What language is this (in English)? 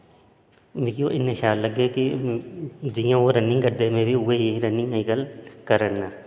Dogri